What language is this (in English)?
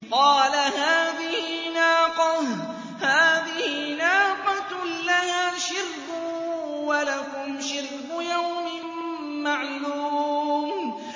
Arabic